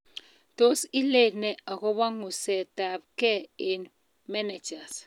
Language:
Kalenjin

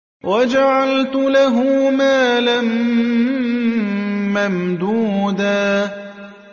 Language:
Arabic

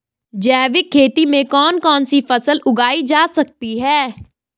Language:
Hindi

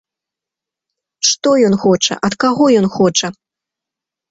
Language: Belarusian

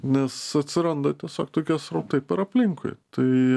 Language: Lithuanian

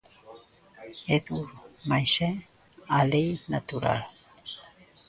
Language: Galician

